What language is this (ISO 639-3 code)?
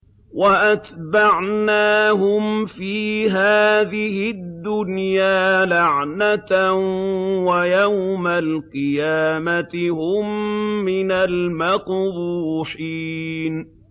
ara